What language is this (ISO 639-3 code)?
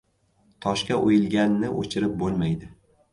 uzb